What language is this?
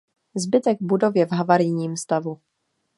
Czech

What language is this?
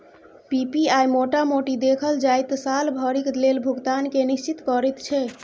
Maithili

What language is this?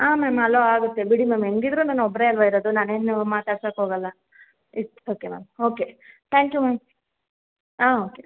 Kannada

